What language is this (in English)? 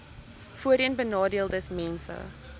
Afrikaans